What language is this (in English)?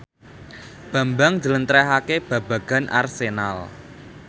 Javanese